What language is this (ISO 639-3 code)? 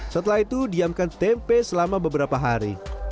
ind